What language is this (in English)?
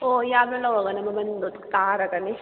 Manipuri